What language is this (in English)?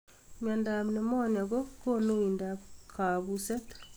Kalenjin